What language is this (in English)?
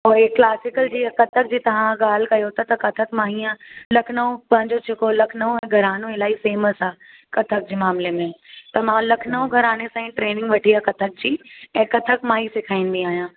Sindhi